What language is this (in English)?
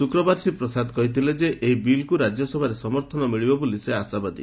Odia